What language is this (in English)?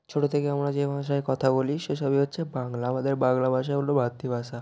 Bangla